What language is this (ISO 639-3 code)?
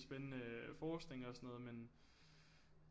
dan